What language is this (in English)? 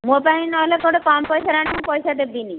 Odia